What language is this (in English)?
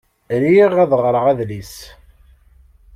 Kabyle